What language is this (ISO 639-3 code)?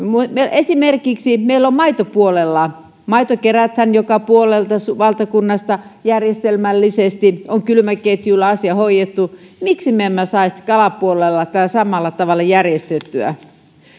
fin